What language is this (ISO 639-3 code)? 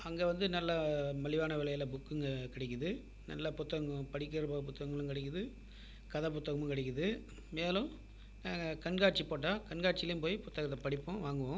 tam